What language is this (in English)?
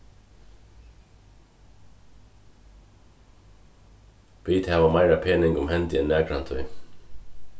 Faroese